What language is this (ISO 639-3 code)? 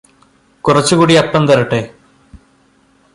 mal